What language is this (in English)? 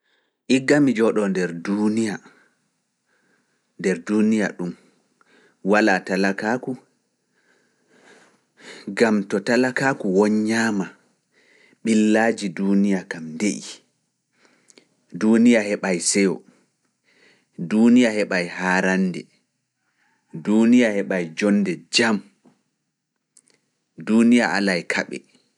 Fula